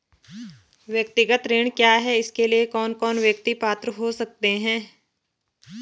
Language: Hindi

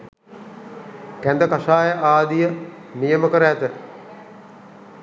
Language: Sinhala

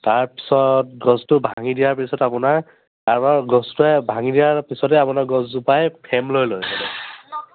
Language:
Assamese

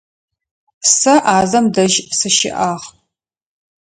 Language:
Adyghe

